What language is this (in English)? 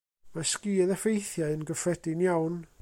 Welsh